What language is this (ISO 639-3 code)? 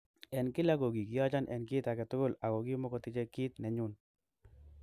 kln